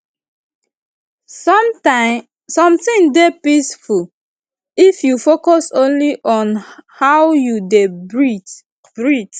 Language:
Nigerian Pidgin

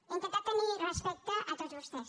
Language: Catalan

